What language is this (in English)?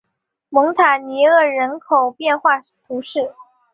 Chinese